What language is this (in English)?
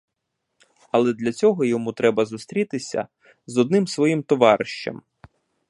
Ukrainian